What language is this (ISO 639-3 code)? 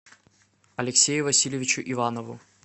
rus